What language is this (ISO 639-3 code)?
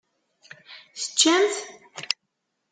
kab